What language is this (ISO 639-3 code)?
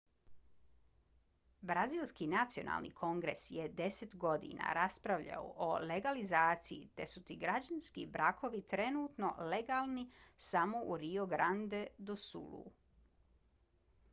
bos